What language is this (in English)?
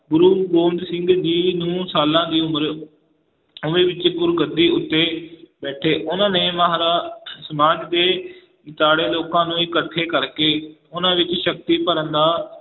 Punjabi